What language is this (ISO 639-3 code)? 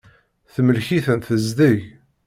kab